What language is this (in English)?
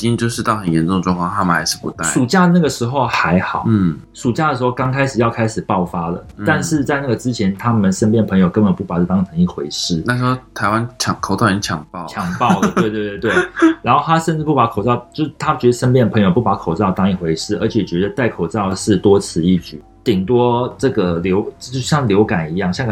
Chinese